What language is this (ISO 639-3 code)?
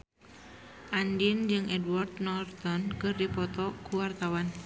sun